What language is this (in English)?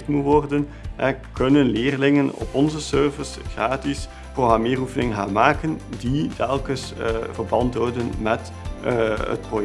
Dutch